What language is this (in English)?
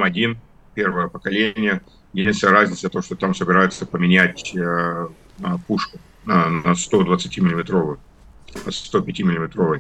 Russian